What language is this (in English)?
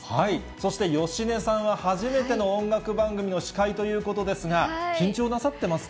Japanese